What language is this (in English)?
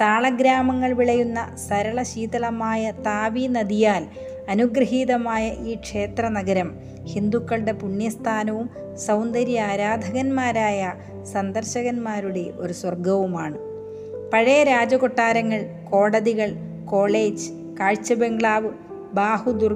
Malayalam